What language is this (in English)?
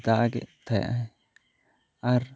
Santali